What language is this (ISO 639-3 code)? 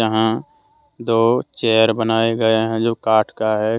hin